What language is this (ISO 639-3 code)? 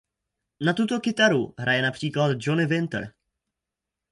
ces